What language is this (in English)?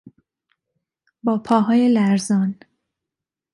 Persian